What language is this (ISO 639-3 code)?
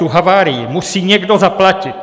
ces